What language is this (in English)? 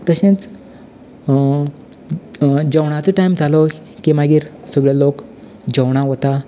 Konkani